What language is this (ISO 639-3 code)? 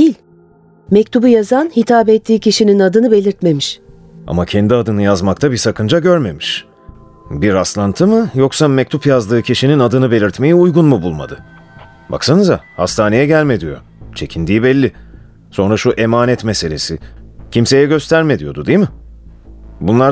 tur